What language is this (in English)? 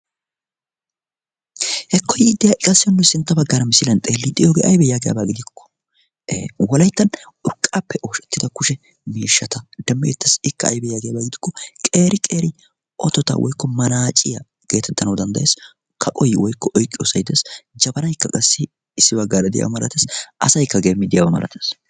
Wolaytta